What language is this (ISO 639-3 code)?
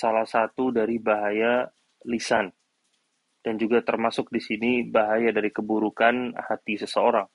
ind